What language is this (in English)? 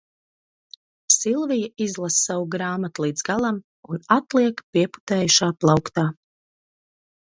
Latvian